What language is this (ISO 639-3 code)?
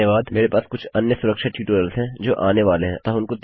hin